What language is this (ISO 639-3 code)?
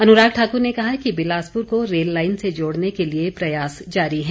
hin